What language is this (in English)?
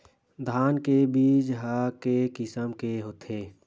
Chhattisgarhi